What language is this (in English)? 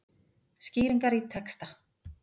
Icelandic